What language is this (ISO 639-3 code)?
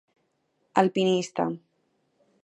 glg